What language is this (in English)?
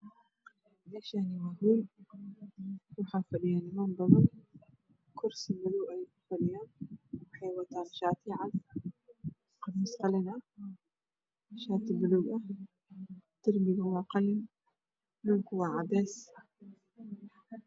Somali